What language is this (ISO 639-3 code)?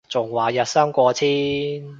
yue